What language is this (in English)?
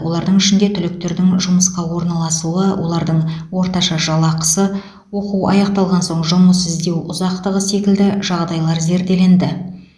Kazakh